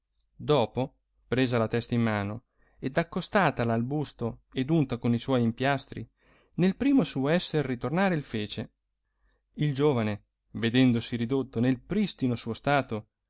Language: Italian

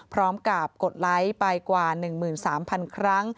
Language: Thai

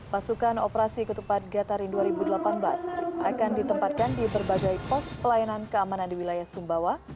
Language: Indonesian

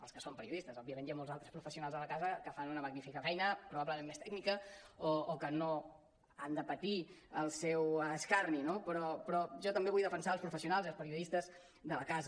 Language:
Catalan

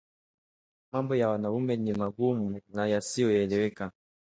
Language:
Swahili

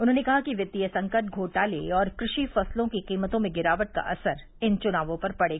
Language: Hindi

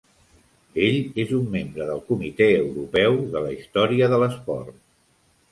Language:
Catalan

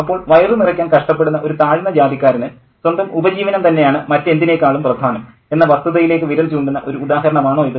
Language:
Malayalam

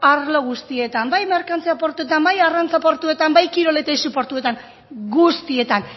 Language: Basque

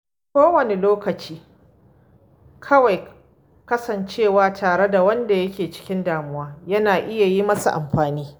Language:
Hausa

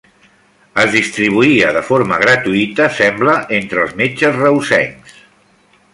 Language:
Catalan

